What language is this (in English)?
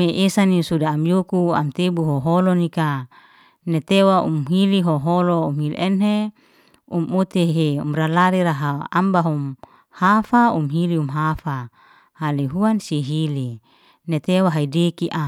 Liana-Seti